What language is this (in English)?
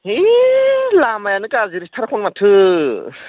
Bodo